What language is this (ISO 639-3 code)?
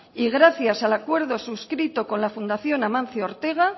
spa